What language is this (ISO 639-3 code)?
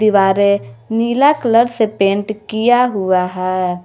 hin